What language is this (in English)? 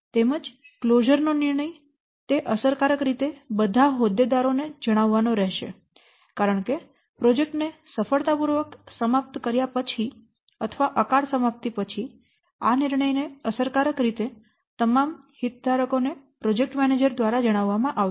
Gujarati